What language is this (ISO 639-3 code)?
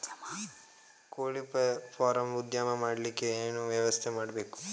kan